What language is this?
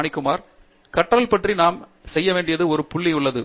Tamil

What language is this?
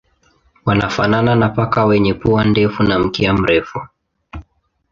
Swahili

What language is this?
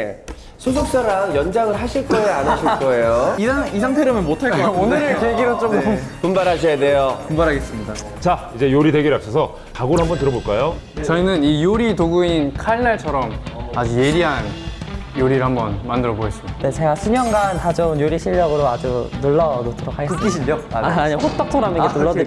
Korean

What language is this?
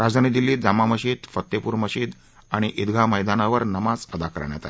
Marathi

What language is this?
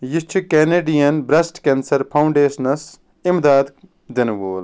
Kashmiri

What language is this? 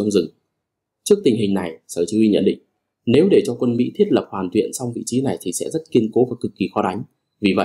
Vietnamese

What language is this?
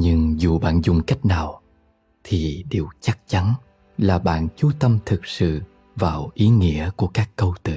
Vietnamese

